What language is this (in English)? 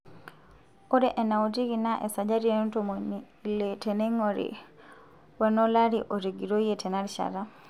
Masai